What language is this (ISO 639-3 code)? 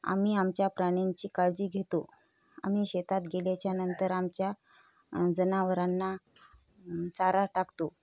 mar